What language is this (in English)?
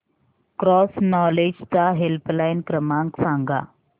Marathi